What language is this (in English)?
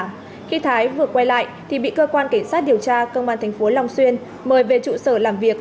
Vietnamese